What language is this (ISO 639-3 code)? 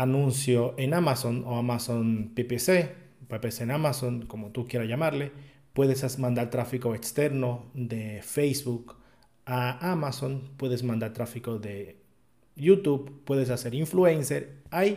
spa